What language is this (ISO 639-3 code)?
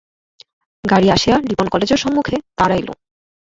ben